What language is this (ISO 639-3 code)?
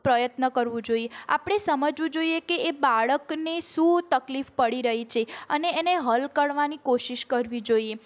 guj